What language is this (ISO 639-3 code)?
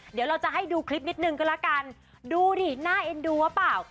tha